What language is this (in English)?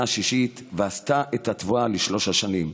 Hebrew